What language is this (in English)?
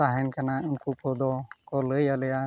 Santali